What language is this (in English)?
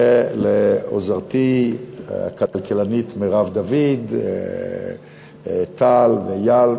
Hebrew